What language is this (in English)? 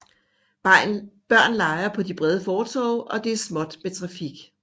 Danish